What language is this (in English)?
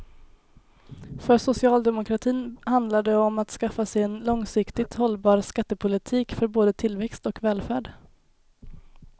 Swedish